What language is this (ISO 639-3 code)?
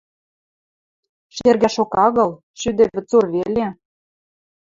mrj